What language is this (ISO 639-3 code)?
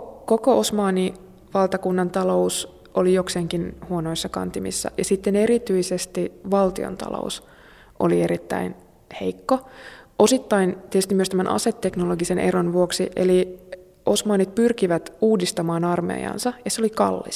fin